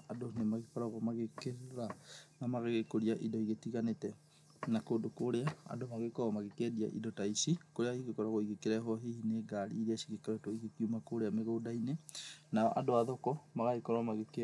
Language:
Kikuyu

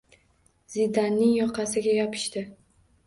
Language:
Uzbek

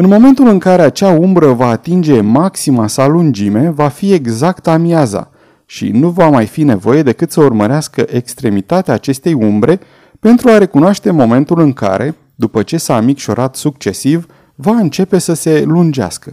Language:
Romanian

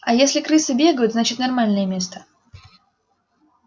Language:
Russian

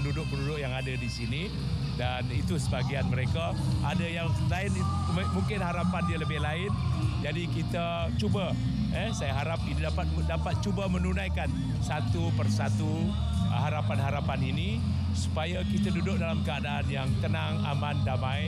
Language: Malay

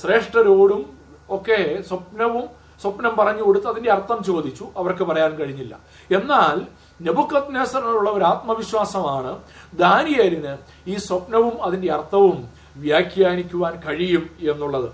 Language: Malayalam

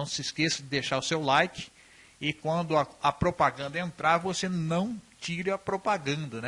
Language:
Portuguese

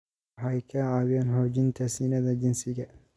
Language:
Somali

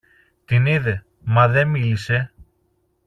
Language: Greek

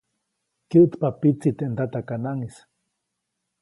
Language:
Copainalá Zoque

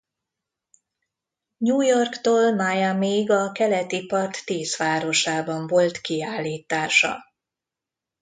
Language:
Hungarian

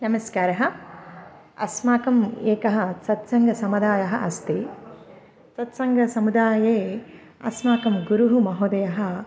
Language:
Sanskrit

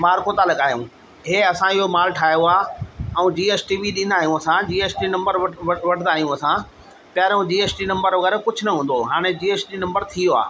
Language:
Sindhi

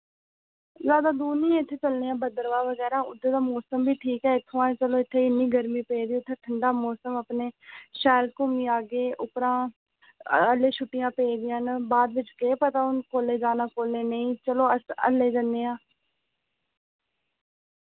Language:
Dogri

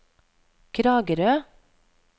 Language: Norwegian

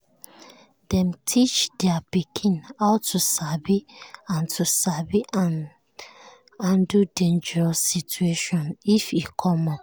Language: Nigerian Pidgin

